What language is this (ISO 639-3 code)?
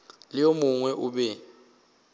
nso